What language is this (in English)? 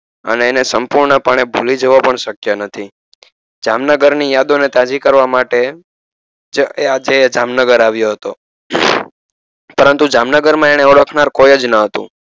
Gujarati